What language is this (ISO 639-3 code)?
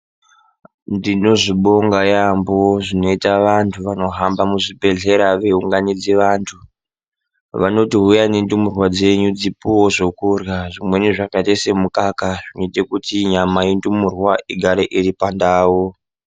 ndc